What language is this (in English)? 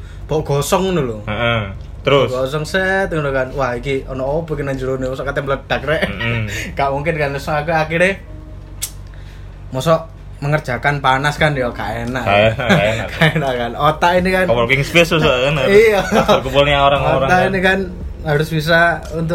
Indonesian